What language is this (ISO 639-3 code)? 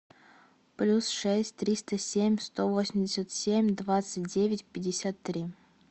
rus